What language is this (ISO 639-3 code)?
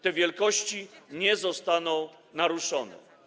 pol